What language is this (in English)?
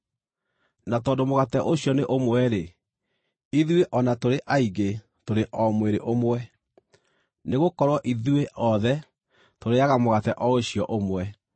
Kikuyu